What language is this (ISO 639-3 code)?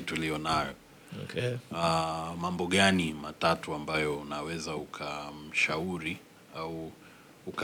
swa